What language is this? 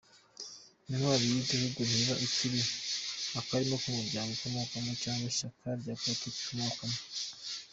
Kinyarwanda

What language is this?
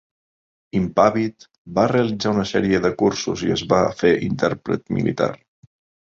Catalan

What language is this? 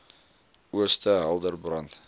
Afrikaans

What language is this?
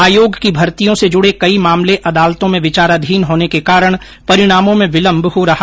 Hindi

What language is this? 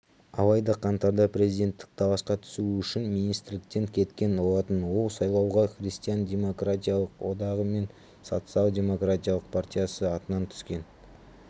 Kazakh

